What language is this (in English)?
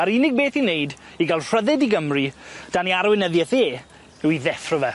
Welsh